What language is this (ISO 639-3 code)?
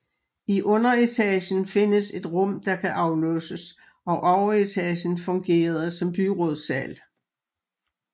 dan